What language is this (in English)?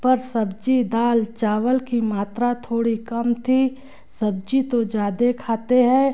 Hindi